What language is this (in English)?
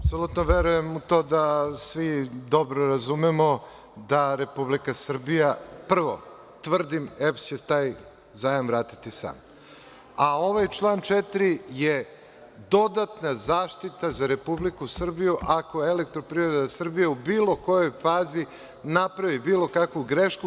Serbian